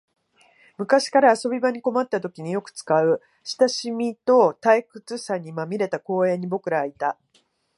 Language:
Japanese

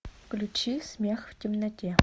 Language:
Russian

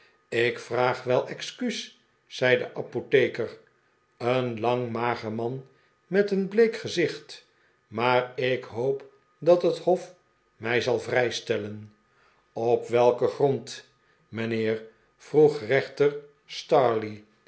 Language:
Dutch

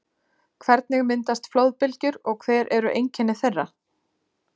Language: Icelandic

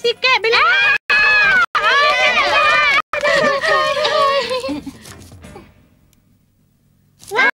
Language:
Malay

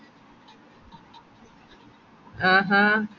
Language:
Malayalam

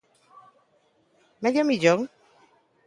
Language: Galician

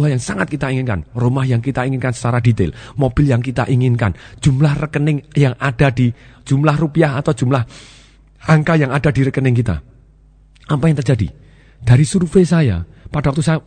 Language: Indonesian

